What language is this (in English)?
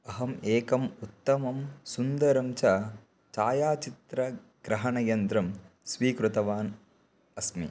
Sanskrit